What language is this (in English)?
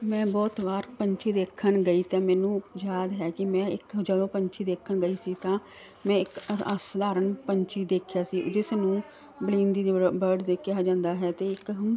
Punjabi